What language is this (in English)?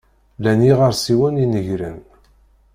Kabyle